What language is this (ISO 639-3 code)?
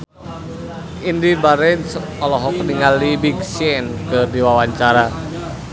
sun